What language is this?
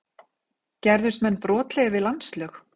Icelandic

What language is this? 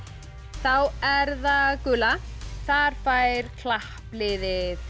Icelandic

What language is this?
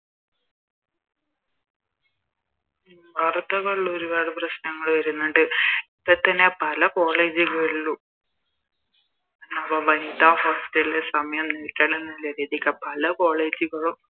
Malayalam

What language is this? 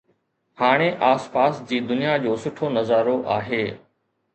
Sindhi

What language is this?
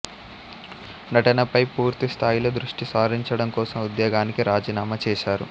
Telugu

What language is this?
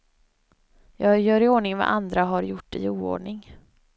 Swedish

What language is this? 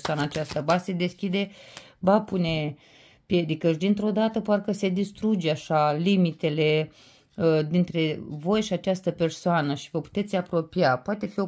Romanian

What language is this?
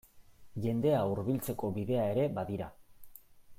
Basque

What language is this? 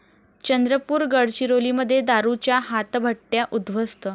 Marathi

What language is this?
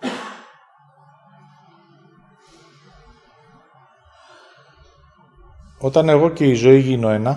Greek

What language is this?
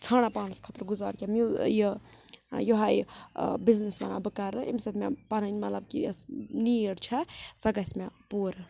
Kashmiri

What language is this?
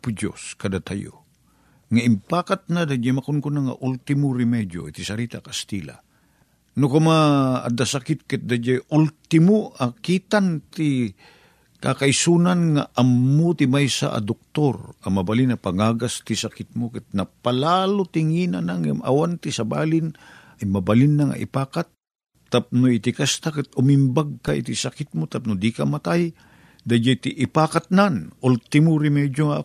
Filipino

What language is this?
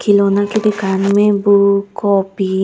Chhattisgarhi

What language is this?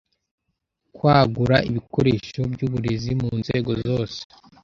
Kinyarwanda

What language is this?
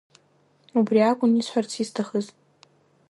Abkhazian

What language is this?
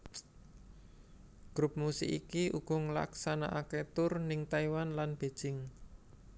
Javanese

